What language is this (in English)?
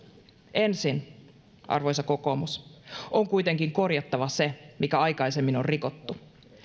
Finnish